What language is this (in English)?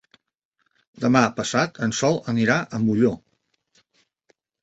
Catalan